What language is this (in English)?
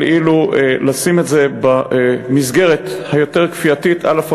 Hebrew